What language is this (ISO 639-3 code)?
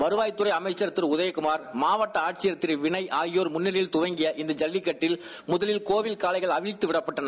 tam